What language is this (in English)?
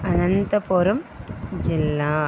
Telugu